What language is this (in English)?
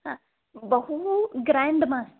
Sanskrit